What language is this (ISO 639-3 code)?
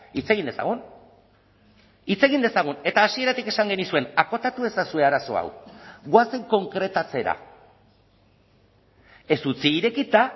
eus